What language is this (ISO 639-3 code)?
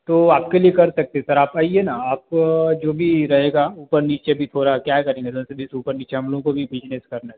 hin